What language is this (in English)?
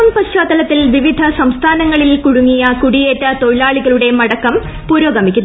Malayalam